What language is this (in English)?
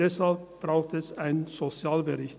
Swiss German